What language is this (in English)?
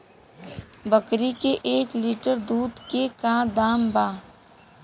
Bhojpuri